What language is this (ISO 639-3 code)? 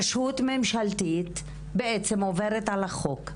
heb